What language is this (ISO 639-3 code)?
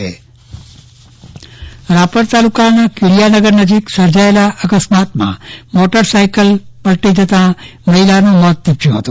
guj